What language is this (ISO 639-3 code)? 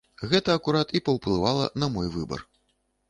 bel